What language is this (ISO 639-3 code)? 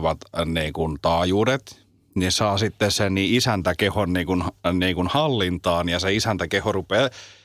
fin